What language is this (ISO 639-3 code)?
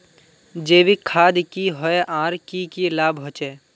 mag